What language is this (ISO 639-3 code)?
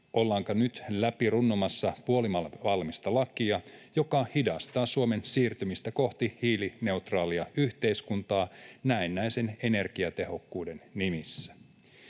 fin